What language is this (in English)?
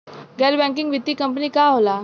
Bhojpuri